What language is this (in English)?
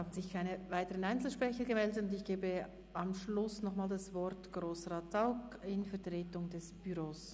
Swiss German